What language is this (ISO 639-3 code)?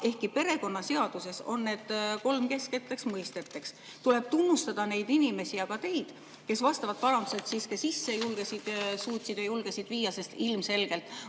est